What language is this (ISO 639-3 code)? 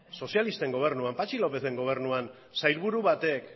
eus